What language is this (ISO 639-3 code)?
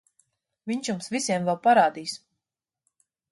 lav